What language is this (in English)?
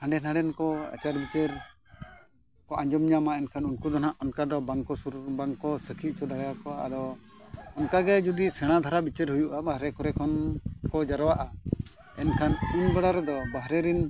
Santali